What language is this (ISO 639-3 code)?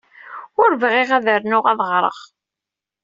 kab